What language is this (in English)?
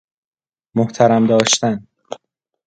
Persian